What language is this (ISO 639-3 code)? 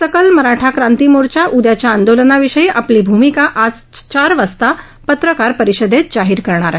mar